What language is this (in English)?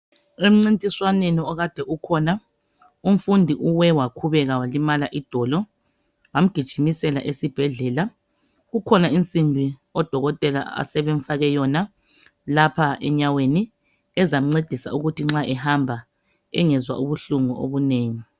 North Ndebele